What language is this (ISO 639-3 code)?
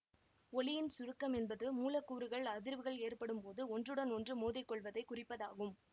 tam